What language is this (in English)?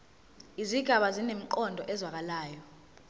Zulu